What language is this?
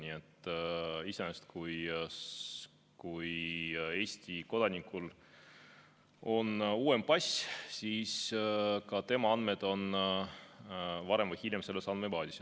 Estonian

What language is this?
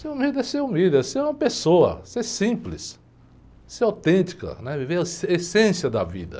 Portuguese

